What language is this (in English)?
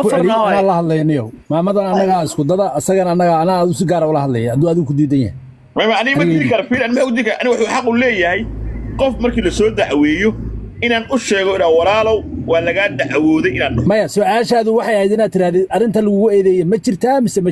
Arabic